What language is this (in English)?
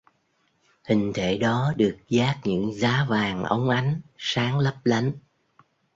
Vietnamese